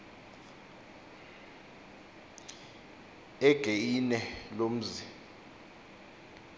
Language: Xhosa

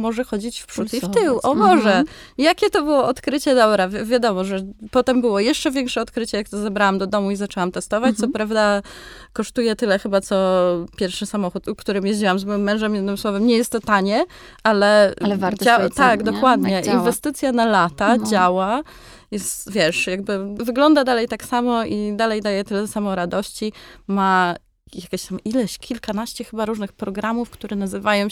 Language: Polish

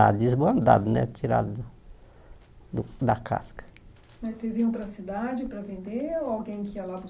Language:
Portuguese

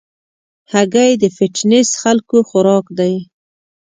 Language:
Pashto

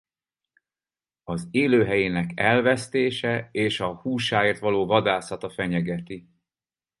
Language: Hungarian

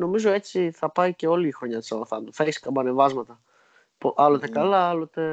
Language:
Greek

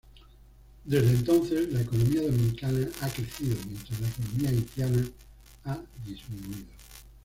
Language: Spanish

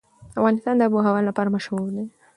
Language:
Pashto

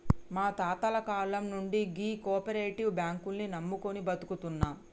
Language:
Telugu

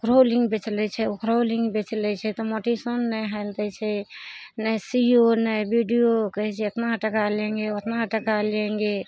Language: Maithili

